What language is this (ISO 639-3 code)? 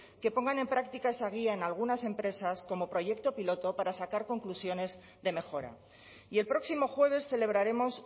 spa